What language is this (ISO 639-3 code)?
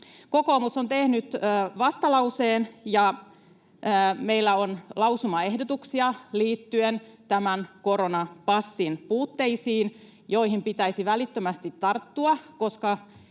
fin